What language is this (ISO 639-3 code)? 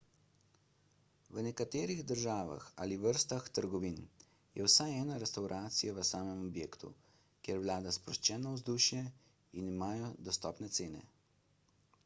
slv